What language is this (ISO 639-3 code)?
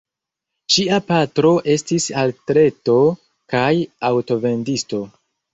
epo